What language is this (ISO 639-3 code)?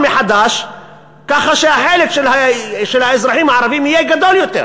heb